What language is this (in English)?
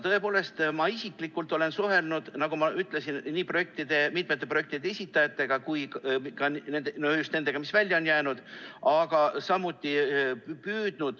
Estonian